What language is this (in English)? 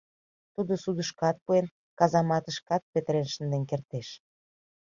Mari